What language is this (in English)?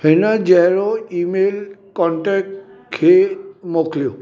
Sindhi